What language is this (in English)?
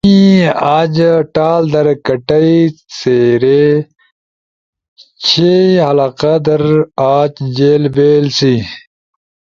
Ushojo